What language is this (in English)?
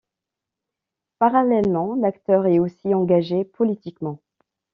French